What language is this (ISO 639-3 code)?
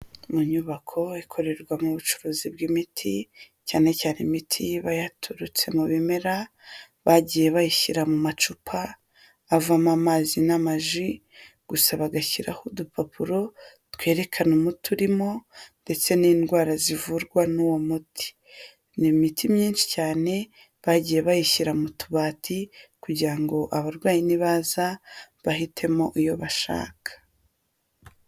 kin